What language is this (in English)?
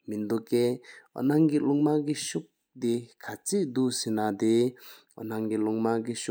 Sikkimese